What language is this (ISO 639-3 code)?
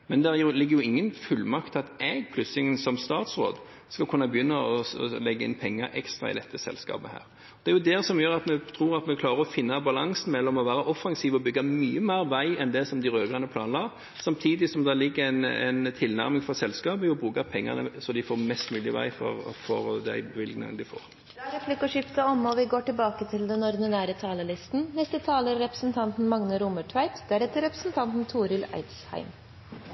nor